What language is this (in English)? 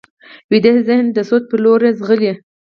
Pashto